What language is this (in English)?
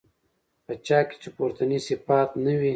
Pashto